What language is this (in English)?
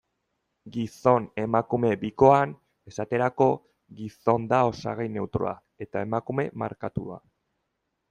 Basque